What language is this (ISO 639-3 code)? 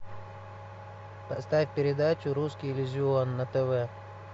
rus